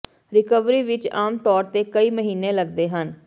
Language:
Punjabi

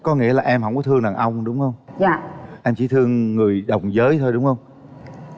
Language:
Vietnamese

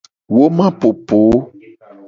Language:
Gen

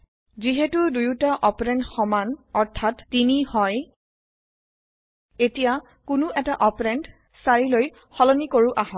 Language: Assamese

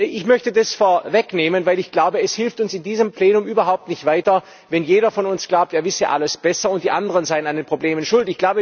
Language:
German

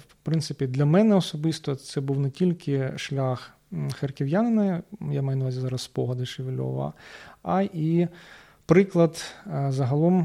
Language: Ukrainian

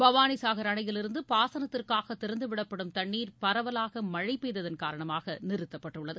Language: Tamil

